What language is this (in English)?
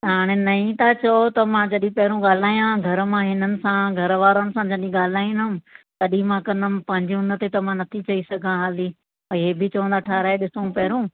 Sindhi